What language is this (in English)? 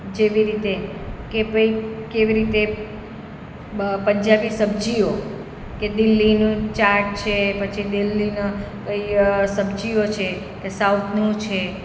Gujarati